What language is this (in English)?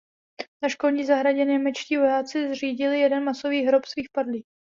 Czech